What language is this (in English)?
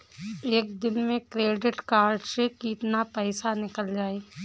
Bhojpuri